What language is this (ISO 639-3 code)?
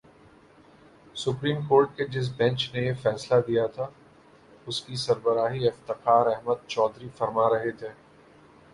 urd